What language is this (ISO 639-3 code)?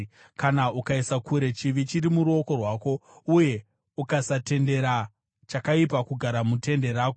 sna